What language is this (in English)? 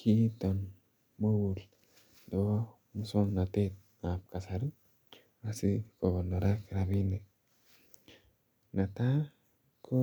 Kalenjin